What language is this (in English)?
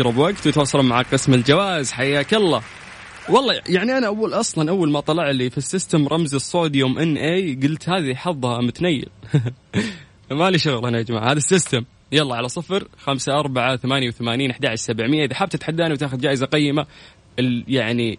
Arabic